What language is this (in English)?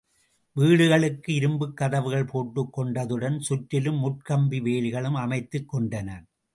Tamil